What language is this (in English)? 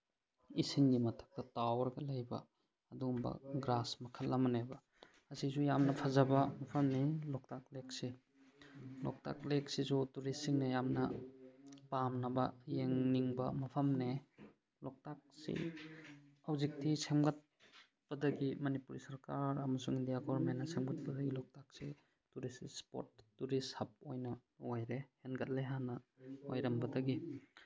Manipuri